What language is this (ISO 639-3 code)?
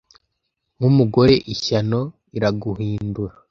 kin